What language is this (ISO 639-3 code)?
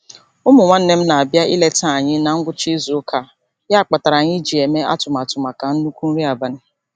ibo